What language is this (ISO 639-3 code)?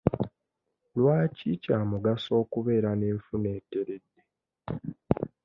lug